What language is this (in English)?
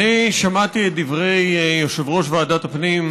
Hebrew